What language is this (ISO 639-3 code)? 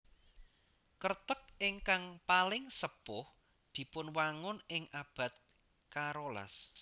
jav